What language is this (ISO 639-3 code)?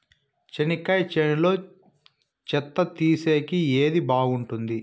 tel